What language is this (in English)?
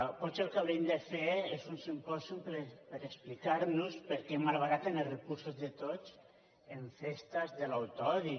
Catalan